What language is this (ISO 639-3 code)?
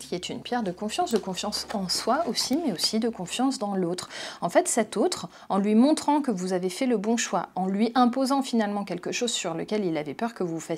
fra